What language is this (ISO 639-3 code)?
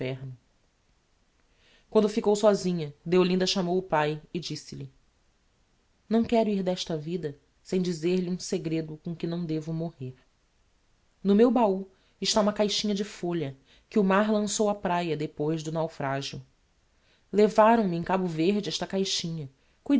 por